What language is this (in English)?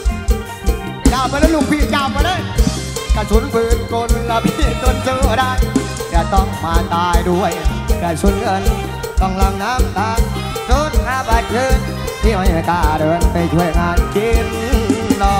Thai